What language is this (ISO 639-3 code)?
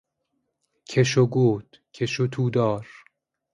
fas